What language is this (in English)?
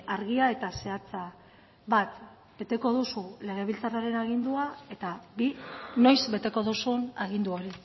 Basque